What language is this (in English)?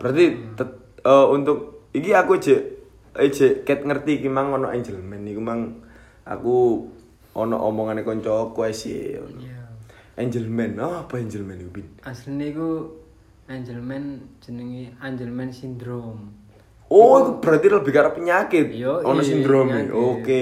Indonesian